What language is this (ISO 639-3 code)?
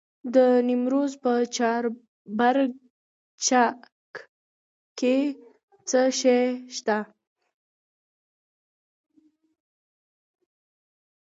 pus